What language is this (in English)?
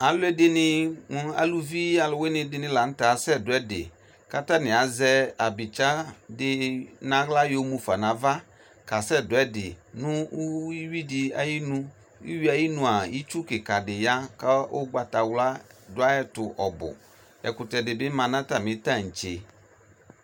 Ikposo